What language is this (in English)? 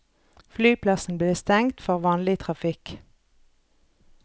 Norwegian